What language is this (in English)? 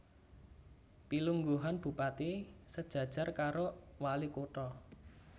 Javanese